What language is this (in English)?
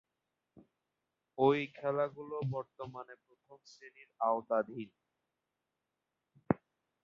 Bangla